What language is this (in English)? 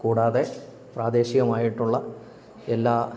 Malayalam